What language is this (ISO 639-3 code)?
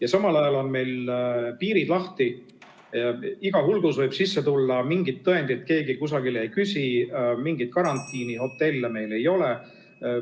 est